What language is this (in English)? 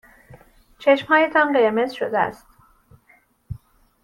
Persian